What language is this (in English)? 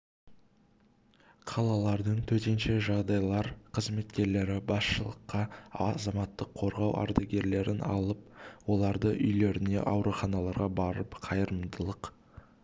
Kazakh